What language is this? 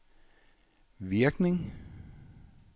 Danish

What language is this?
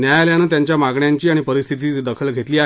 Marathi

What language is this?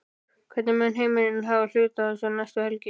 Icelandic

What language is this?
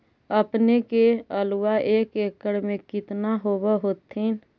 Magahi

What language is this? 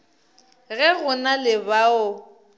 Northern Sotho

